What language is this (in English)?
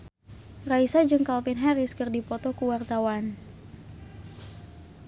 Sundanese